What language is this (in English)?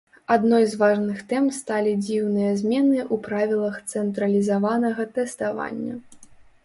Belarusian